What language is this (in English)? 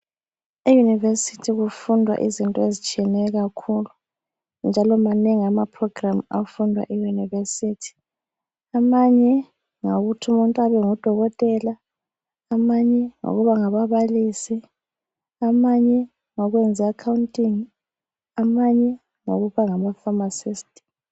North Ndebele